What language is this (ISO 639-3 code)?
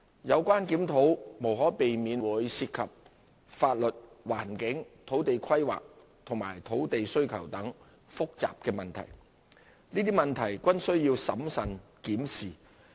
yue